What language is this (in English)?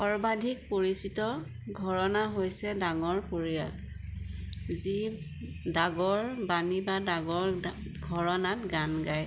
Assamese